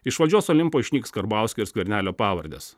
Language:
Lithuanian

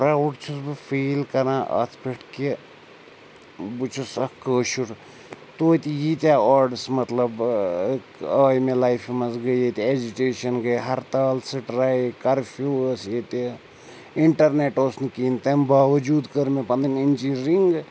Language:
Kashmiri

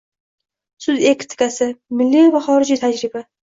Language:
Uzbek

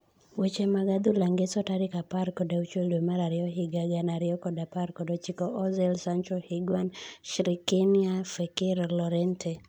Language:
Luo (Kenya and Tanzania)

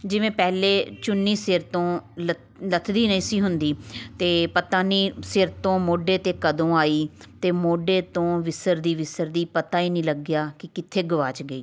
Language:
Punjabi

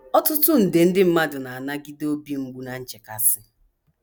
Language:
Igbo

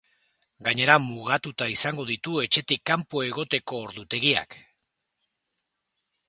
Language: Basque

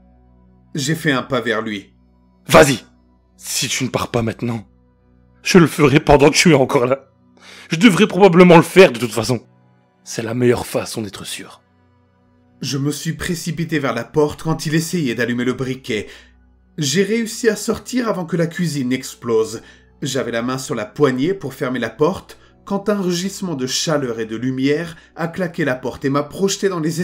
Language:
French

